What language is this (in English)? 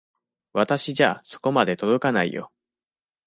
Japanese